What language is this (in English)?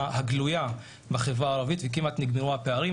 Hebrew